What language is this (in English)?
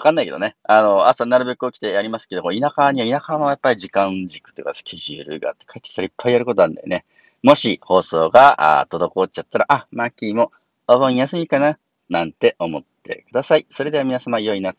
Japanese